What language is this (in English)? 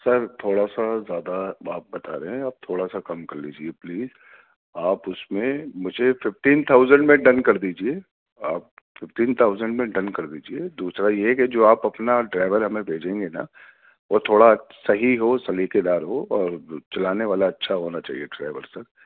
Urdu